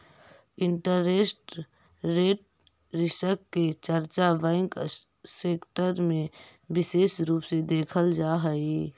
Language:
Magahi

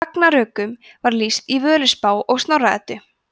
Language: Icelandic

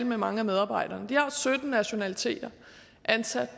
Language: Danish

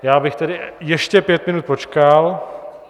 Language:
Czech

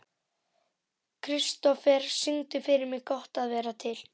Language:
Icelandic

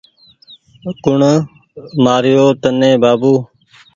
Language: Goaria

